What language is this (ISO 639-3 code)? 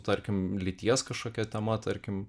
lit